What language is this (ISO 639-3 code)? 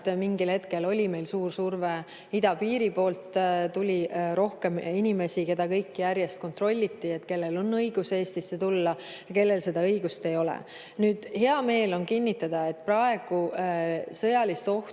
est